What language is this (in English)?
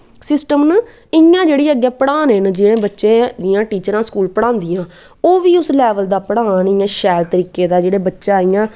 Dogri